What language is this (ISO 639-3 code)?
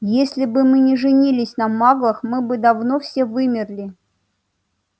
rus